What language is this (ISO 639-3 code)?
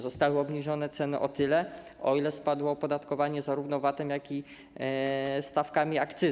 pol